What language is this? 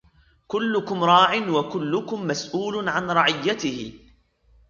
Arabic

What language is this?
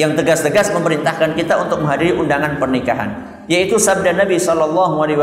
Indonesian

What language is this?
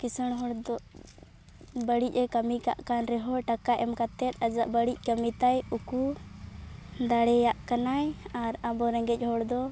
Santali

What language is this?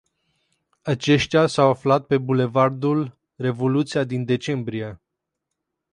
Romanian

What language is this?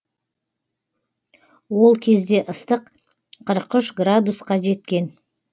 Kazakh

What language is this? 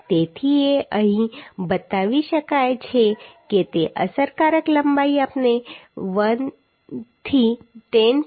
Gujarati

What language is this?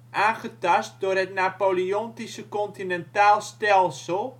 Dutch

